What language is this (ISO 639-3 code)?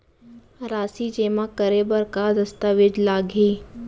hne